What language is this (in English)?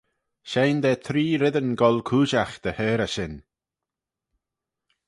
Manx